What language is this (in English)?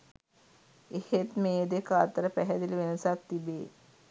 Sinhala